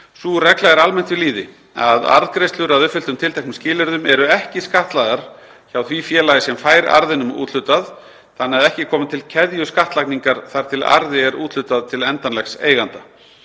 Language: Icelandic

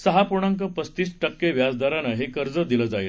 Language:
Marathi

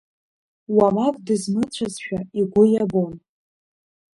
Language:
Abkhazian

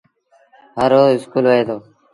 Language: Sindhi Bhil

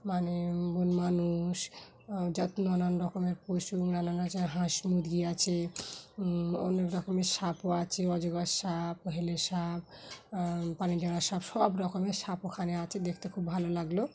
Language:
Bangla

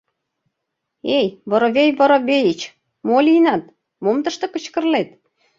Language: Mari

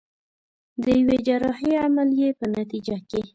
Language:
Pashto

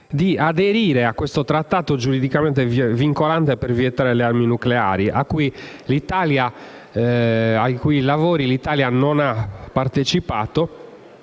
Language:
Italian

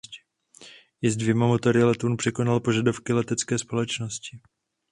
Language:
Czech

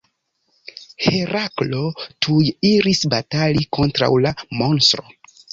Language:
Esperanto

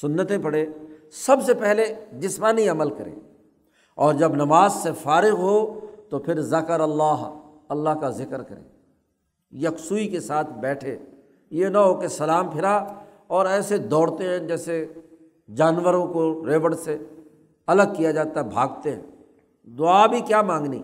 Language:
Urdu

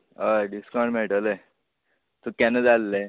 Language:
Konkani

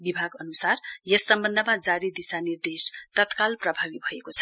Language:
Nepali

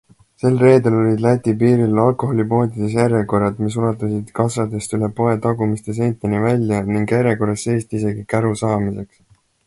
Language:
Estonian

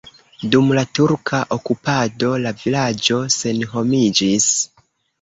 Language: Esperanto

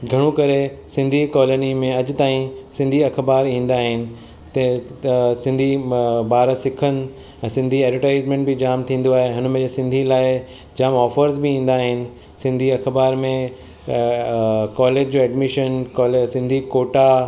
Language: Sindhi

